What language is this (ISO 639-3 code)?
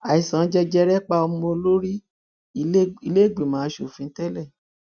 yor